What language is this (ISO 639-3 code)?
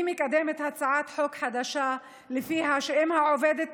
heb